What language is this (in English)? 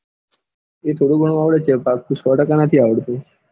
Gujarati